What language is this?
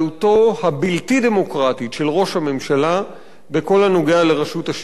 Hebrew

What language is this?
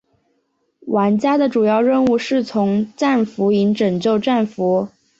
Chinese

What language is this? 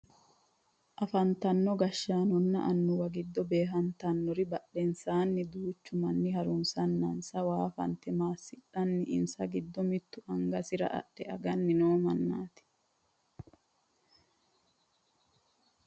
Sidamo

